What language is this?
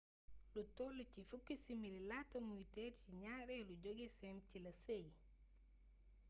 Wolof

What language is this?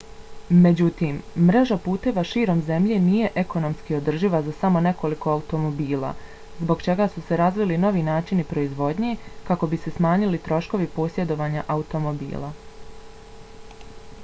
Bosnian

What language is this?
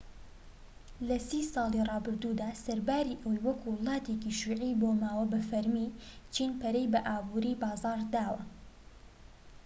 Central Kurdish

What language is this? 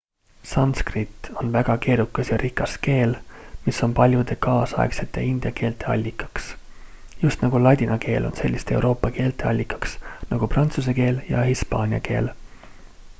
Estonian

